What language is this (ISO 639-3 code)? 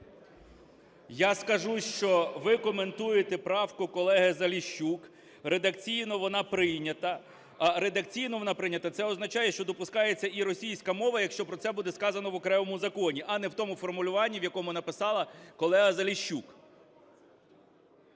ukr